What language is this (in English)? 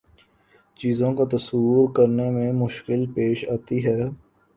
Urdu